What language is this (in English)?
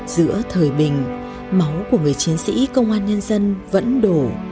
Vietnamese